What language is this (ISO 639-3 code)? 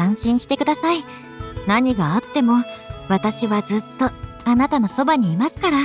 jpn